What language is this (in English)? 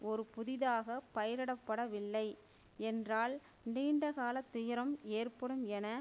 Tamil